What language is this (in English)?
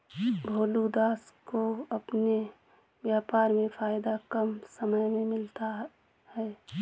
Hindi